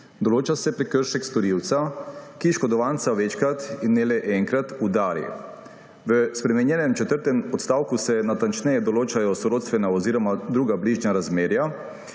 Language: Slovenian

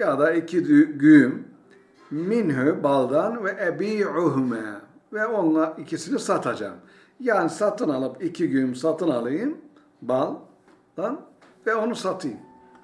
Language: Turkish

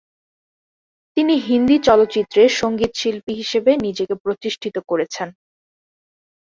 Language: Bangla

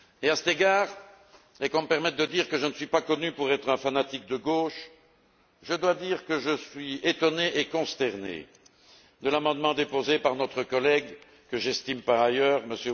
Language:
French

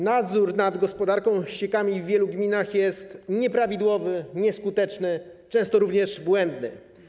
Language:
Polish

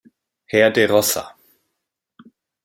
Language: German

